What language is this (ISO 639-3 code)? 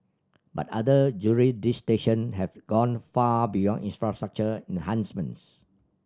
eng